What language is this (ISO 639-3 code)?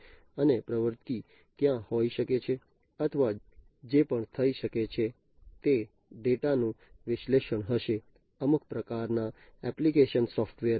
guj